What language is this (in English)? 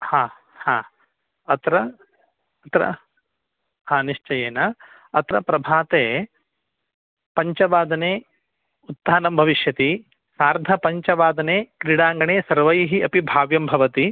Sanskrit